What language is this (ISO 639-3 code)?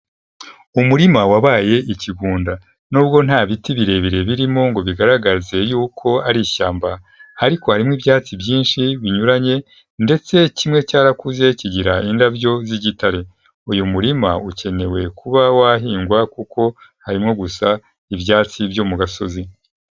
kin